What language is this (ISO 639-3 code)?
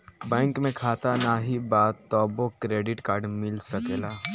bho